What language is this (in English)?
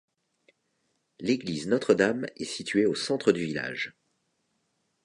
French